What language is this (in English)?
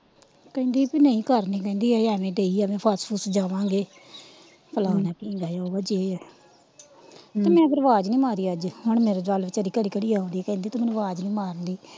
Punjabi